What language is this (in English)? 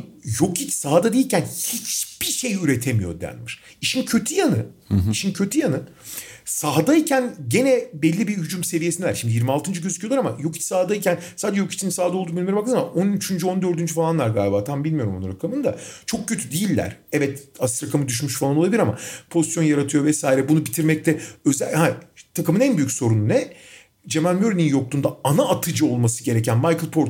Turkish